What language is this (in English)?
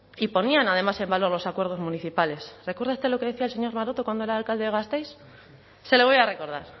Spanish